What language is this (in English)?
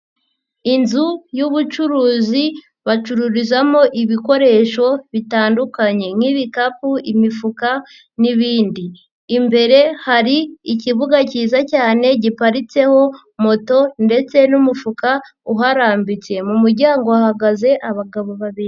Kinyarwanda